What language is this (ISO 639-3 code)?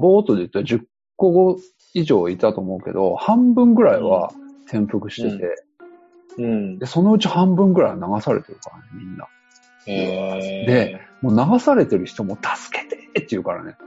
jpn